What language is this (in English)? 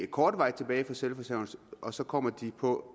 Danish